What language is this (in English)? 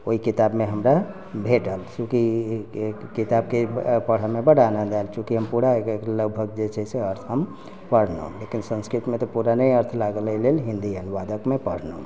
Maithili